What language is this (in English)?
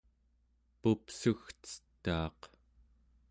Central Yupik